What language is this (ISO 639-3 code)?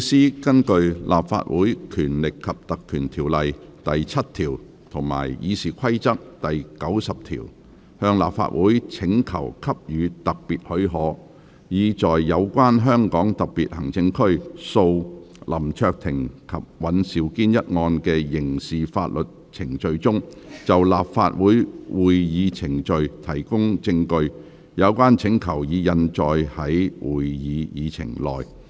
yue